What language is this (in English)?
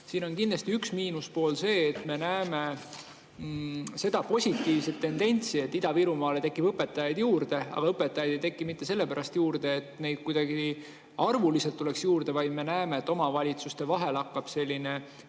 Estonian